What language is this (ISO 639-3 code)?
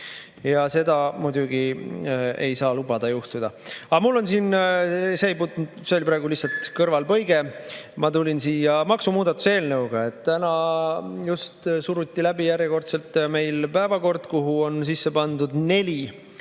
est